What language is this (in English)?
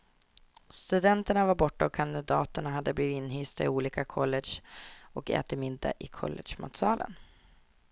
Swedish